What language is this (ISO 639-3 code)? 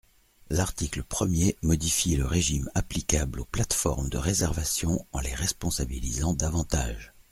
fra